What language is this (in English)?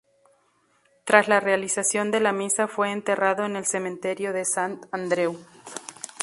Spanish